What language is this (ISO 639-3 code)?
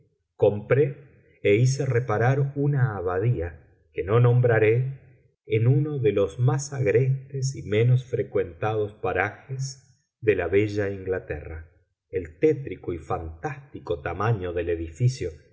spa